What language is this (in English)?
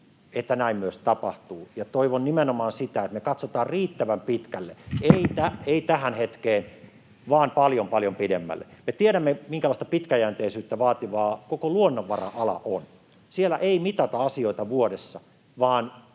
Finnish